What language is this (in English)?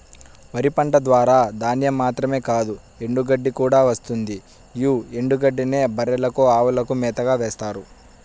Telugu